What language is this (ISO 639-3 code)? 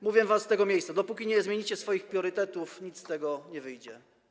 pol